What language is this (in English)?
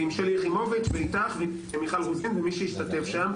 Hebrew